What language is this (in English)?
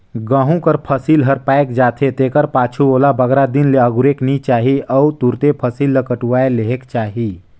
Chhattisgarhi